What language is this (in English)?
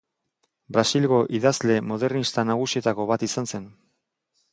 Basque